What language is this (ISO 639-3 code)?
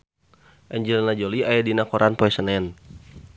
sun